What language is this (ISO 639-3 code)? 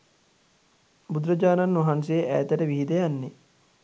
sin